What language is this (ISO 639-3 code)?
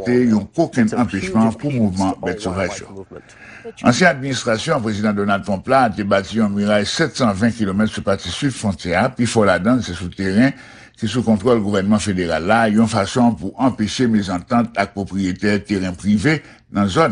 fra